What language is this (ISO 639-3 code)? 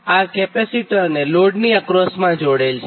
guj